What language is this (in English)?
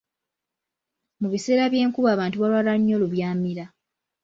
Ganda